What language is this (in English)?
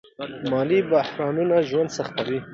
Pashto